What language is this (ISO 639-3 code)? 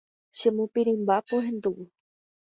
grn